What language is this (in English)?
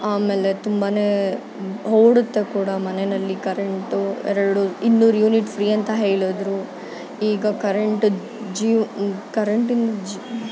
Kannada